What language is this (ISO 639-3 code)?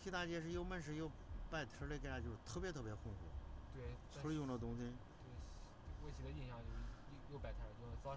zho